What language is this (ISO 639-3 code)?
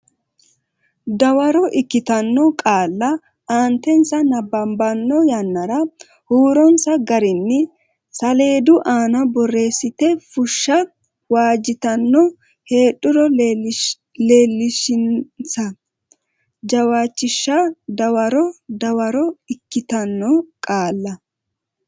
sid